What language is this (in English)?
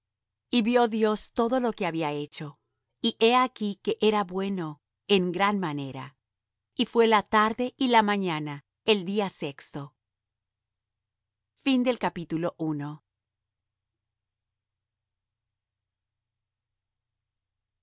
Spanish